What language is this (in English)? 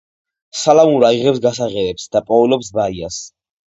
Georgian